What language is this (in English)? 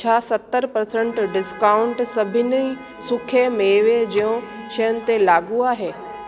Sindhi